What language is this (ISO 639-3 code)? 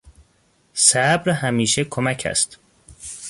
fas